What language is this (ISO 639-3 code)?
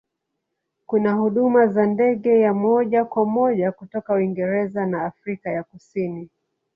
swa